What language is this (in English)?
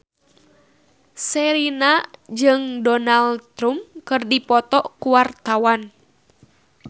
Sundanese